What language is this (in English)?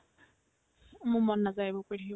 Assamese